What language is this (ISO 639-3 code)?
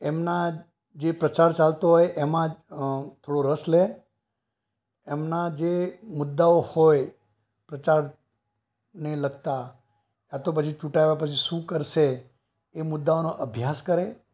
guj